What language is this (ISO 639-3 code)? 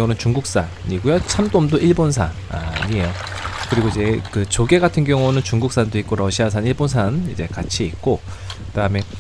kor